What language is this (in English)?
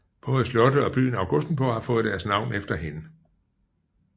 Danish